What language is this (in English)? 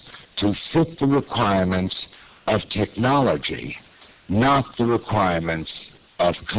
English